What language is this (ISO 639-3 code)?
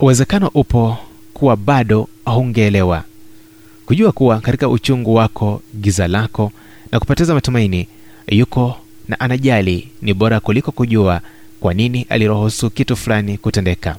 swa